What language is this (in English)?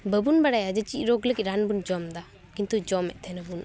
Santali